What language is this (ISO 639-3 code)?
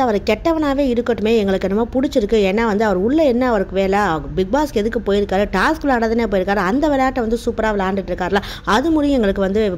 ron